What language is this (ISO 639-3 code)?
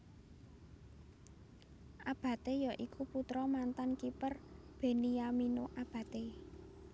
jav